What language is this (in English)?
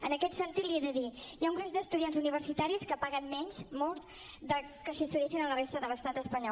Catalan